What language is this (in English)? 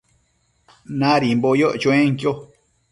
Matsés